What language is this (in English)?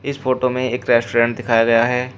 Hindi